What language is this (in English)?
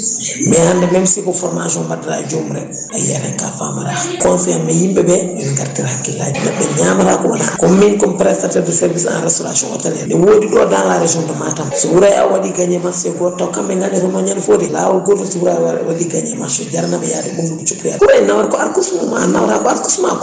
Fula